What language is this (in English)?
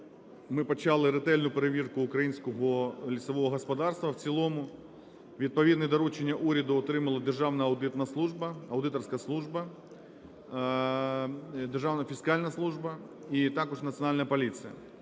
Ukrainian